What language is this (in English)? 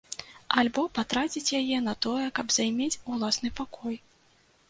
Belarusian